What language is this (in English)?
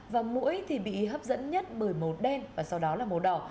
Vietnamese